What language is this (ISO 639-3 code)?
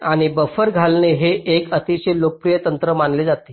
mar